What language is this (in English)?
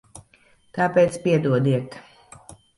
Latvian